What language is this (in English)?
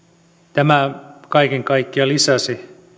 Finnish